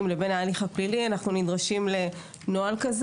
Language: Hebrew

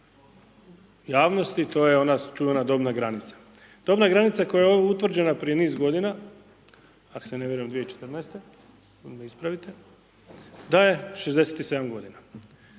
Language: Croatian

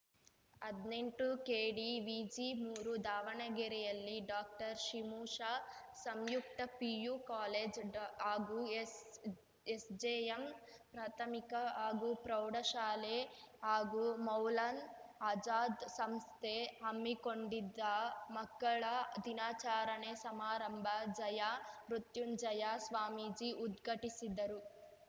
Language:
Kannada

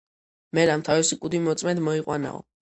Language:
Georgian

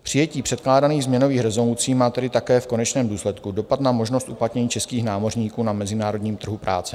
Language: Czech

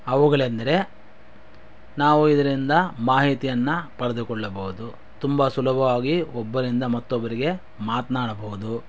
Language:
Kannada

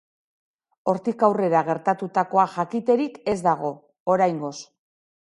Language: Basque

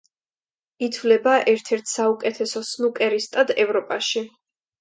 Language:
Georgian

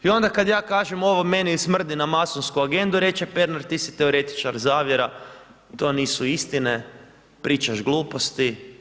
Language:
Croatian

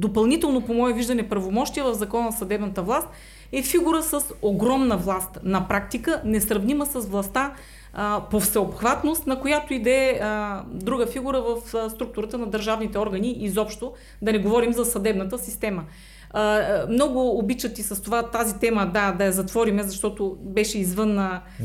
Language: Bulgarian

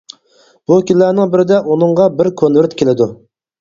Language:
Uyghur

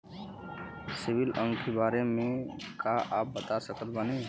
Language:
Bhojpuri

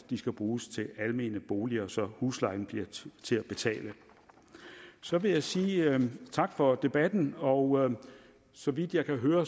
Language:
Danish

